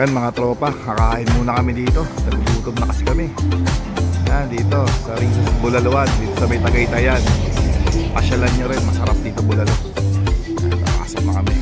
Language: Filipino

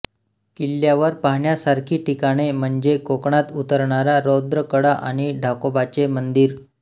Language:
Marathi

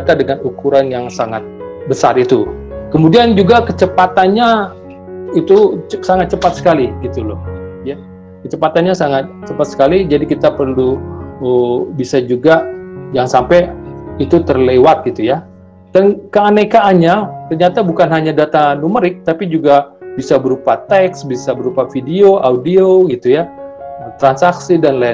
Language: Indonesian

